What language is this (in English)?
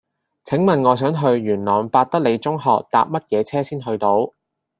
Cantonese